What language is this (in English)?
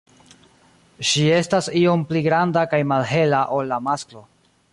Esperanto